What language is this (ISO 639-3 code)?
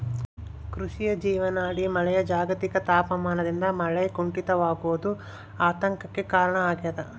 kan